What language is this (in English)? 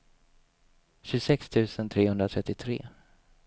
Swedish